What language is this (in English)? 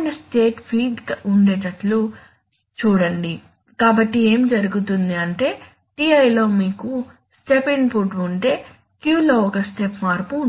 Telugu